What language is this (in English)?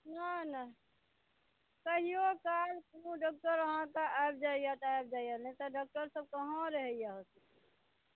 Maithili